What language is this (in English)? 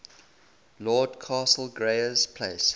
English